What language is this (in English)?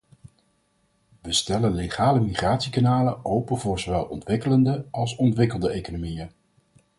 Dutch